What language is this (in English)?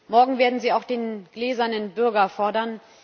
German